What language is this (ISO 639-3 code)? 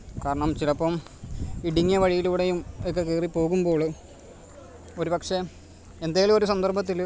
mal